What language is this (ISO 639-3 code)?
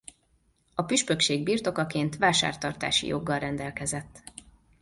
hun